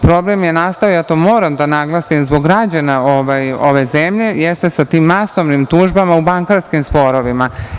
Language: Serbian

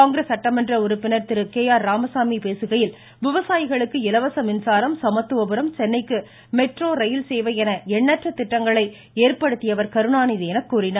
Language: Tamil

